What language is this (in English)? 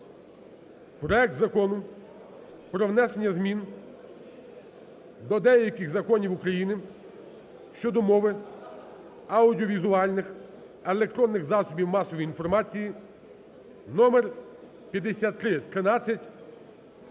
Ukrainian